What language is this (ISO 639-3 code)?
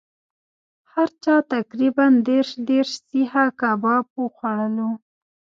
pus